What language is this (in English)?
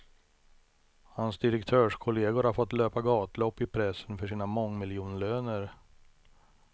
Swedish